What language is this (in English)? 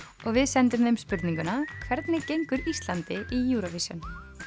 Icelandic